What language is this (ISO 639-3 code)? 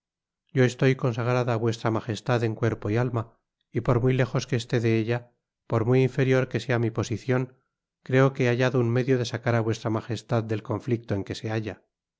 spa